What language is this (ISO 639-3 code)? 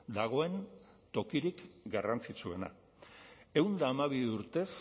eus